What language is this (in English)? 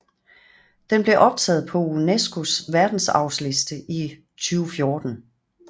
Danish